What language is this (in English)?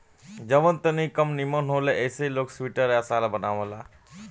Bhojpuri